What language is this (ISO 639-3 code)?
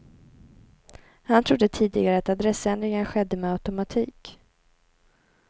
swe